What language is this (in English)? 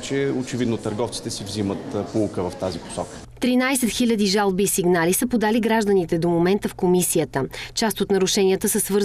Bulgarian